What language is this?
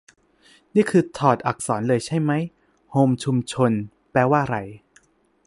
Thai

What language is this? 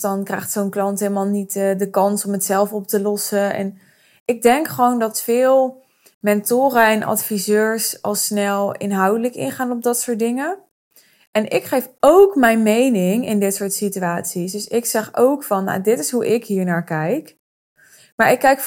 Dutch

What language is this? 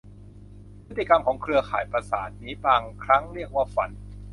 Thai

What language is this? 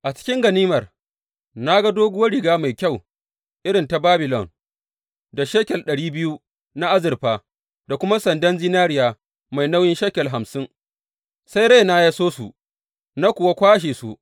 Hausa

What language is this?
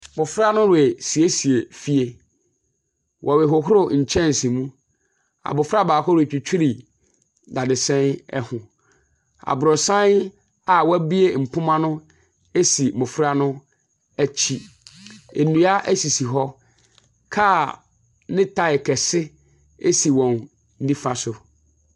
Akan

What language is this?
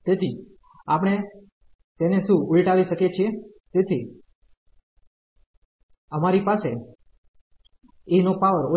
Gujarati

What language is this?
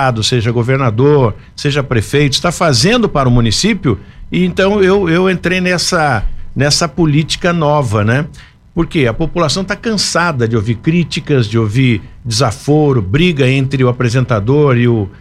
Portuguese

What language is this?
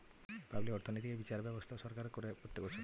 Bangla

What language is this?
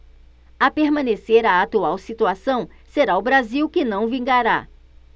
Portuguese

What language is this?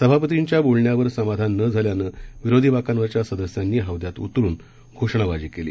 Marathi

